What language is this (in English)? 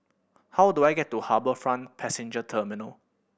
English